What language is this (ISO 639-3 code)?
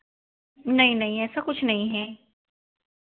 hin